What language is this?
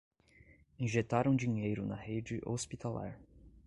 Portuguese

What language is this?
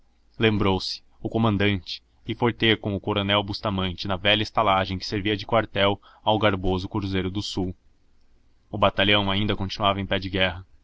Portuguese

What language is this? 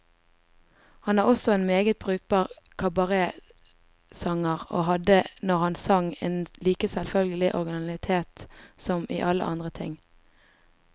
Norwegian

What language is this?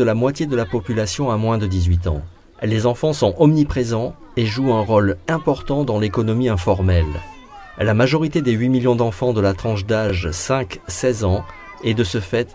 French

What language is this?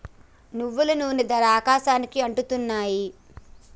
Telugu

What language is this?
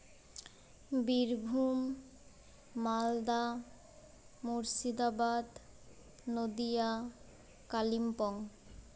Santali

